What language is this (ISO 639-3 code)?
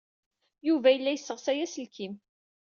kab